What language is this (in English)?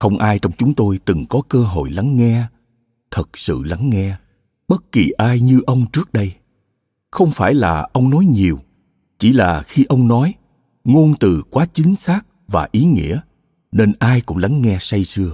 Vietnamese